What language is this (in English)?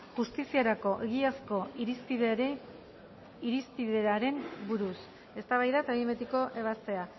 Basque